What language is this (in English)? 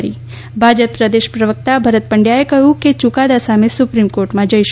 Gujarati